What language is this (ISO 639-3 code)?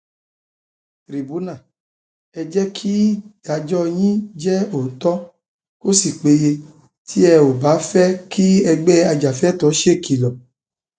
yor